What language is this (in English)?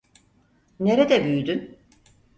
Turkish